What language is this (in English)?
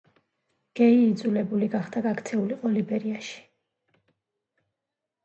Georgian